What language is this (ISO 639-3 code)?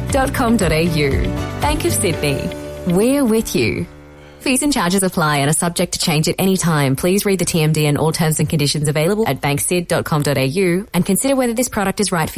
ell